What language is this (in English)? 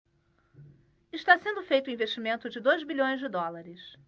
Portuguese